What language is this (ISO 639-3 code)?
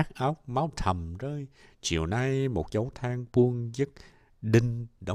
vie